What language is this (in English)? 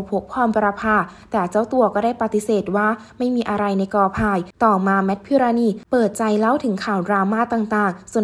Thai